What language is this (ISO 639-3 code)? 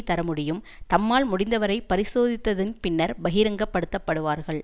tam